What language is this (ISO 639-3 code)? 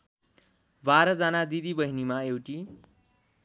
nep